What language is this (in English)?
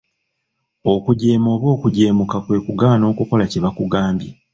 Ganda